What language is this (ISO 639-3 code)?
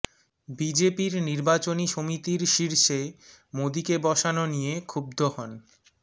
ben